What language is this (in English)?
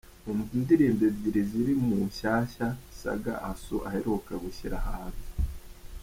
Kinyarwanda